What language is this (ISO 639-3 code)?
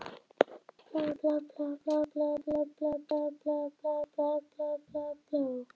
isl